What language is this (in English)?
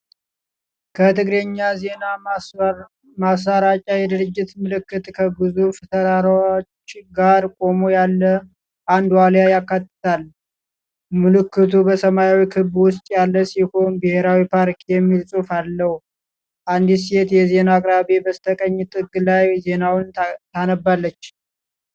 Amharic